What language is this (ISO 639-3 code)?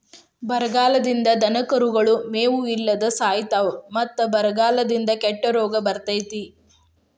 kan